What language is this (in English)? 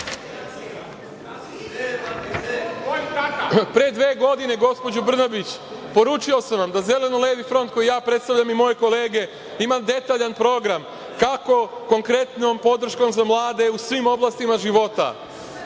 Serbian